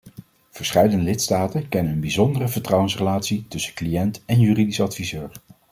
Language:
Dutch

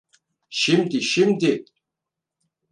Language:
Turkish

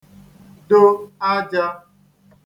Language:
Igbo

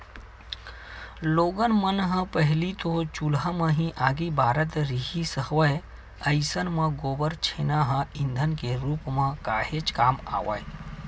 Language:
Chhattisgarhi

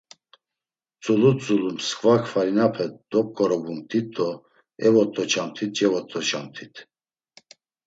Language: Laz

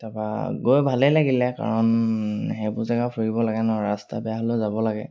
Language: Assamese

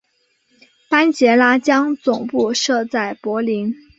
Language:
Chinese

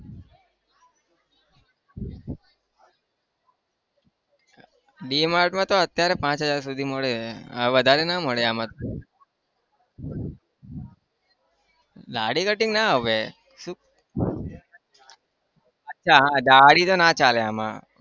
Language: Gujarati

